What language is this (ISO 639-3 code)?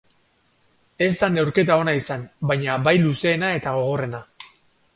eus